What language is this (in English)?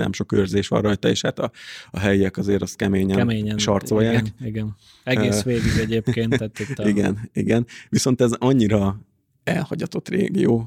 Hungarian